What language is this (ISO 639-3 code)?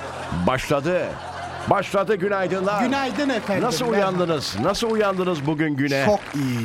tur